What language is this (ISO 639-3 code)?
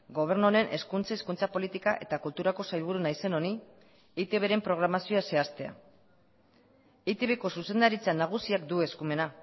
eus